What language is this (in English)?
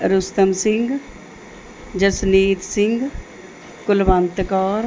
Punjabi